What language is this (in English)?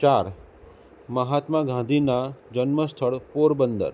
Gujarati